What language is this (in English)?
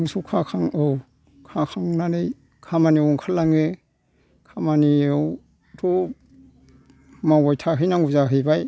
Bodo